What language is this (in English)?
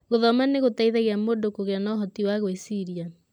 Kikuyu